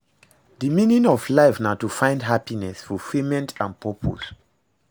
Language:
Nigerian Pidgin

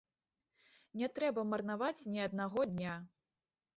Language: Belarusian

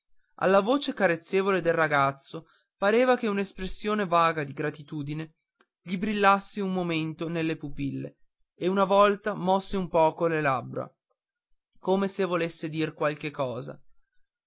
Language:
Italian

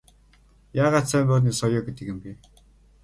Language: Mongolian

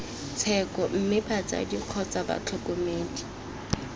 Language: Tswana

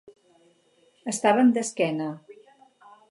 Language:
Catalan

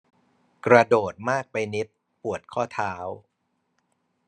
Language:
Thai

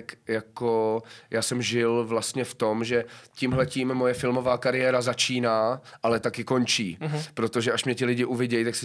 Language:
Czech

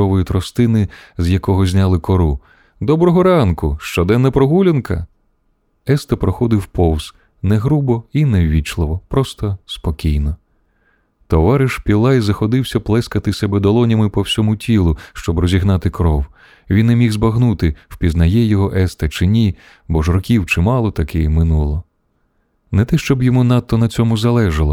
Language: Ukrainian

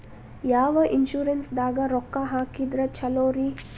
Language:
Kannada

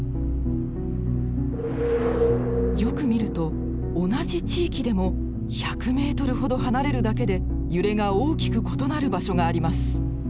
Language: Japanese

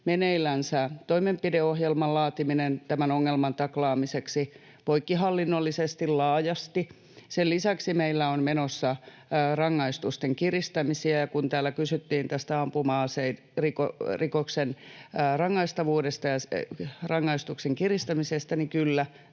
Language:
Finnish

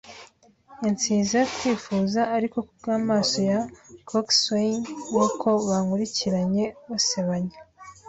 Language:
Kinyarwanda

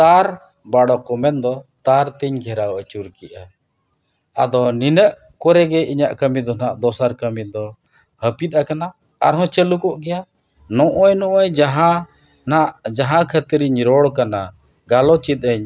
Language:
Santali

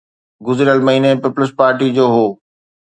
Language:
Sindhi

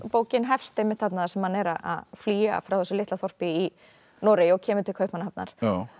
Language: Icelandic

